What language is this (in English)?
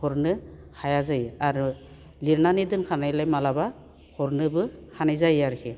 Bodo